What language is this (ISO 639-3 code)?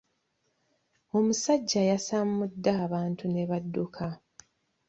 lug